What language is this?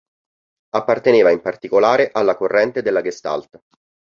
Italian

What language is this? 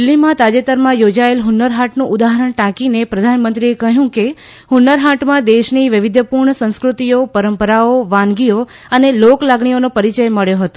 Gujarati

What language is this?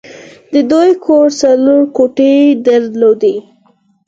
Pashto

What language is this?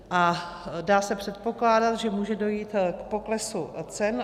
Czech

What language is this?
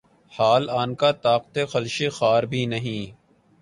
Urdu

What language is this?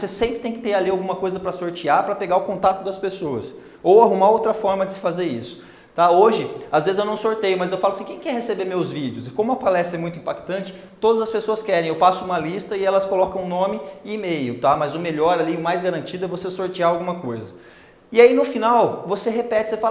Portuguese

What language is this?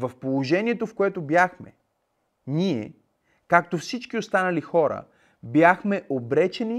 Bulgarian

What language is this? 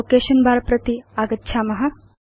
Sanskrit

